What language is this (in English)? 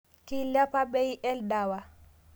Masai